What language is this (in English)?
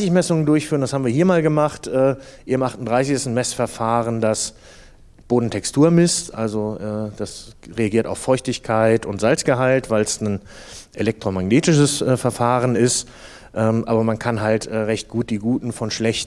German